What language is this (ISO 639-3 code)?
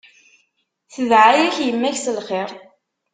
kab